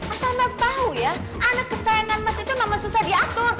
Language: Indonesian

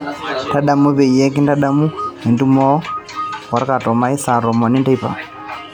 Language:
Masai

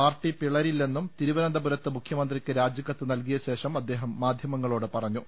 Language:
Malayalam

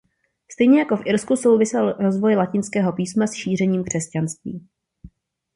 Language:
Czech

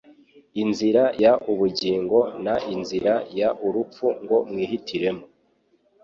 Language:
Kinyarwanda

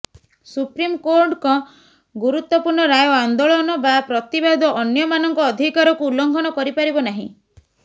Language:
Odia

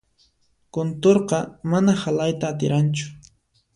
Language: Puno Quechua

